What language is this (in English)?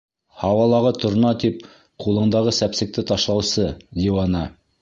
Bashkir